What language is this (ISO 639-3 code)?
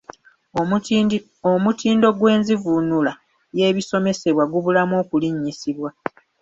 lug